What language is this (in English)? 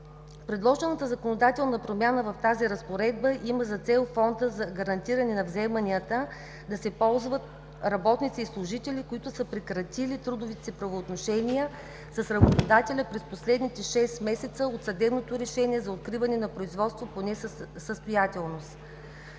Bulgarian